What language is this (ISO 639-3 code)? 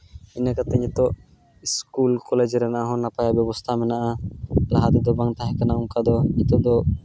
sat